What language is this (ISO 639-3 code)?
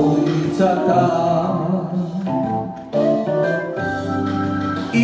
ron